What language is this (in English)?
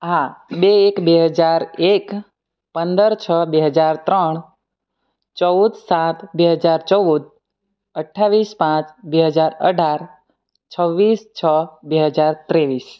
Gujarati